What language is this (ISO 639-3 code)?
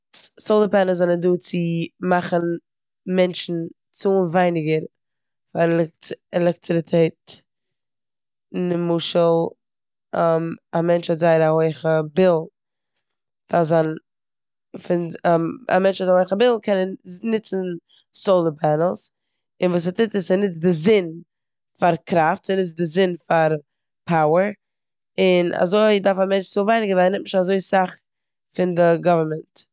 yid